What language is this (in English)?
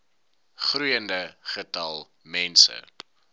Afrikaans